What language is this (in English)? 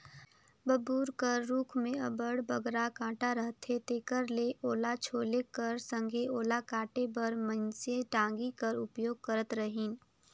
Chhattisgarhi